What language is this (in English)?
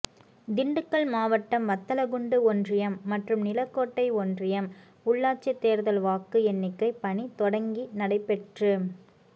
Tamil